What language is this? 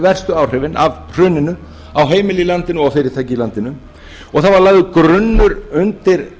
Icelandic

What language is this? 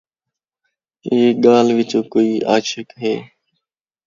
Saraiki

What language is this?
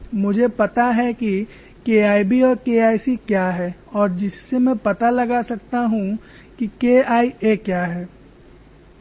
Hindi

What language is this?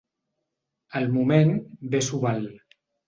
Catalan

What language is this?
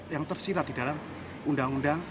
Indonesian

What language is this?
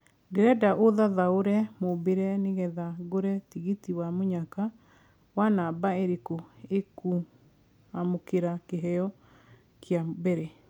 Kikuyu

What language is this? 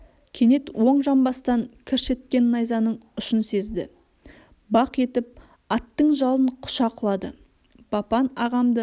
Kazakh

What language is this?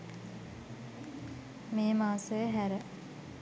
Sinhala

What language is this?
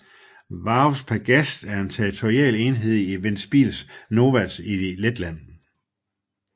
Danish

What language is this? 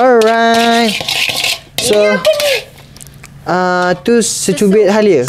Malay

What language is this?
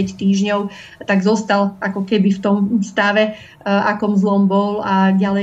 Slovak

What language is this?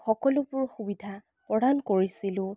Assamese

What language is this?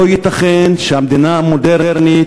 Hebrew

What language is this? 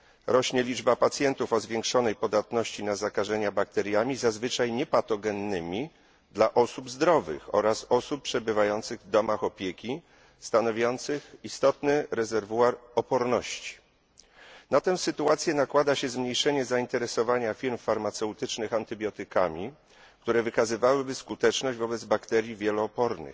Polish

